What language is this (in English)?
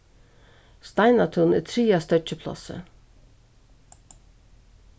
Faroese